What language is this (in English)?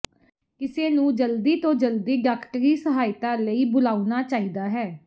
Punjabi